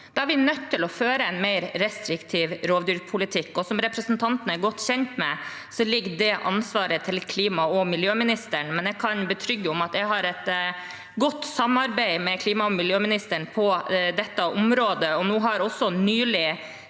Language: Norwegian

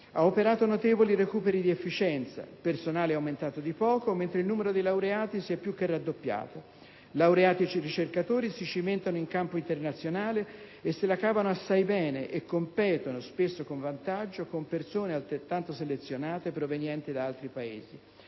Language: Italian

